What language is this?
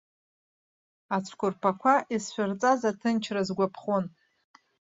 Abkhazian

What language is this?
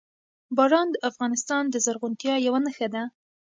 Pashto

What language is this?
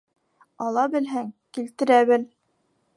Bashkir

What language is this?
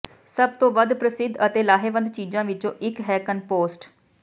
Punjabi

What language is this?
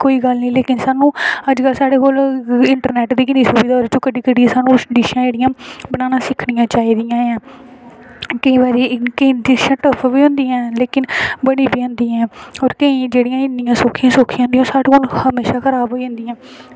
Dogri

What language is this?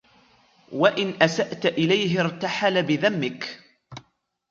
Arabic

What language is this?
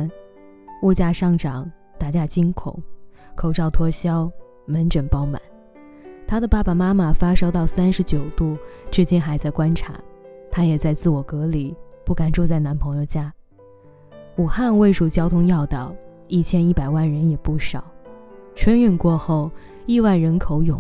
Chinese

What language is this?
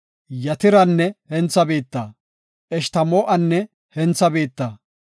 Gofa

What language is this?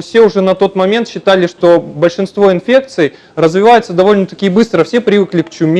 Russian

